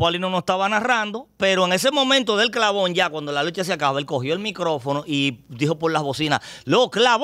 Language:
Spanish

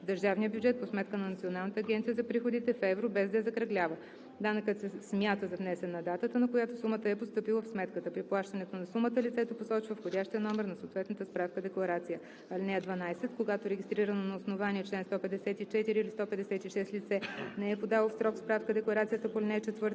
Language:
Bulgarian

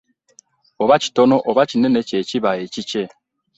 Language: Ganda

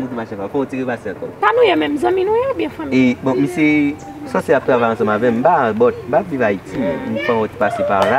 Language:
French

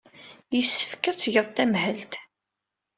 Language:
Kabyle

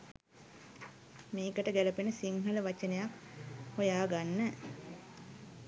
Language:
Sinhala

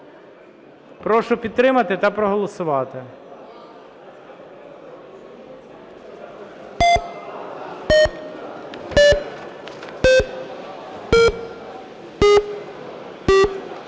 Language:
Ukrainian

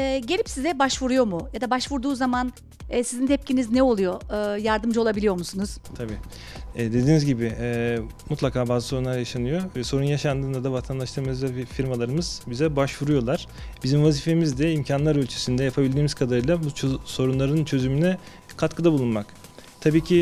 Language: Turkish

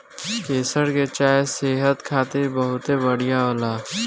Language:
Bhojpuri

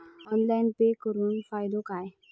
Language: Marathi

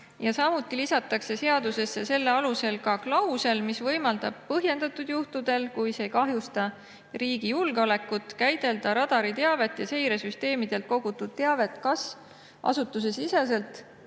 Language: Estonian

